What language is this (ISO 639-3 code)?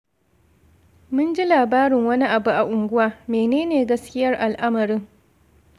hau